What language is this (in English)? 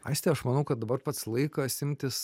Lithuanian